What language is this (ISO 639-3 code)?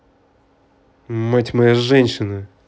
rus